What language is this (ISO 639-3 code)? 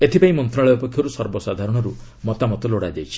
ori